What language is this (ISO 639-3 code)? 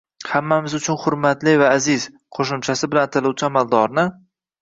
uzb